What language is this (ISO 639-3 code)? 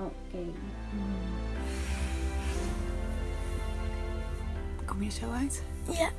nld